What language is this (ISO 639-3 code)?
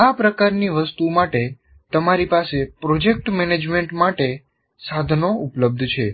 guj